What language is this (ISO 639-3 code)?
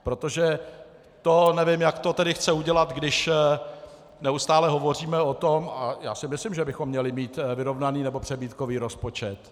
ces